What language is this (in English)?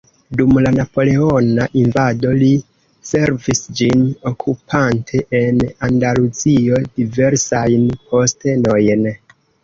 Esperanto